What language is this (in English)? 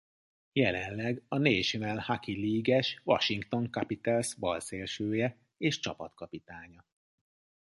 Hungarian